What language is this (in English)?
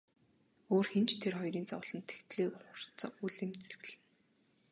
Mongolian